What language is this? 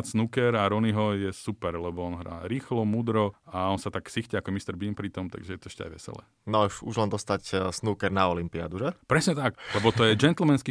Slovak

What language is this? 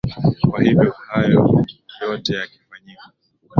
Swahili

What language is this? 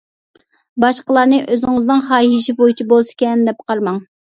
Uyghur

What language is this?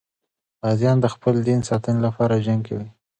Pashto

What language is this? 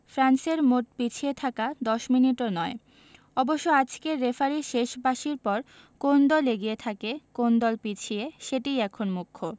Bangla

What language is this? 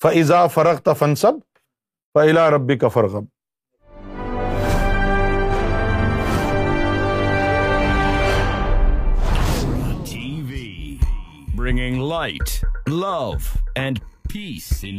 Urdu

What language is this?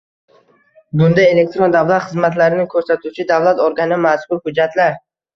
Uzbek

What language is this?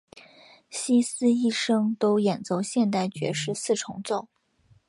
Chinese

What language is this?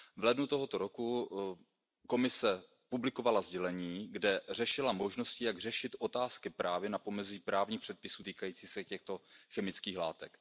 Czech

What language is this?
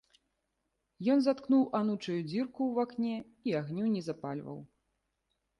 Belarusian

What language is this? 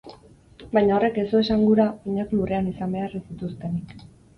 Basque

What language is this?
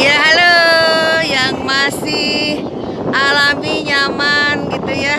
Indonesian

